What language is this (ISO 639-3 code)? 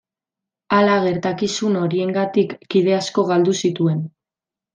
eus